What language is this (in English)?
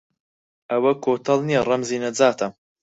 Central Kurdish